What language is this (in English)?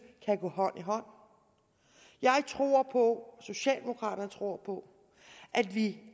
Danish